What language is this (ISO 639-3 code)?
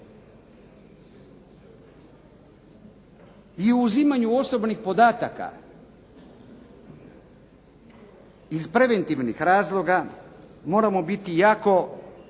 hrv